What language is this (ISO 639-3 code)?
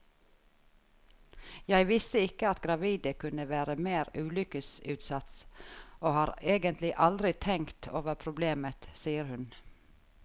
nor